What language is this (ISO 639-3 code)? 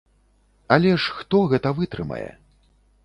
bel